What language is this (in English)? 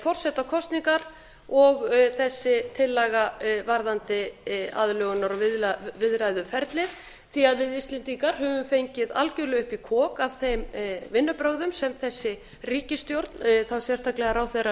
Icelandic